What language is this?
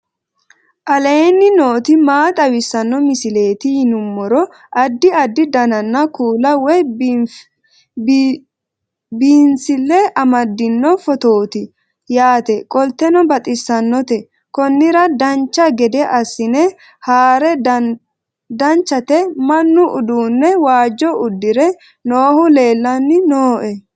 Sidamo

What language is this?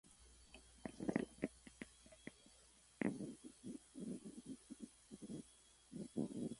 Central Kurdish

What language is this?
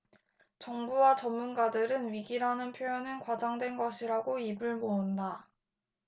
Korean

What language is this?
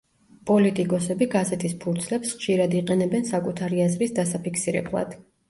Georgian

